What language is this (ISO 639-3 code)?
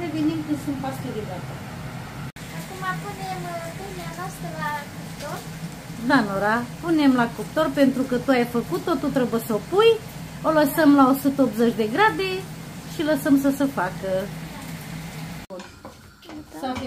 ron